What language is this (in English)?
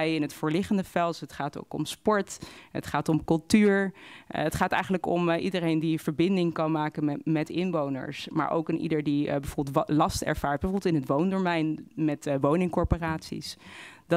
Dutch